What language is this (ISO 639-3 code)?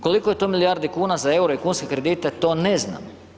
hrv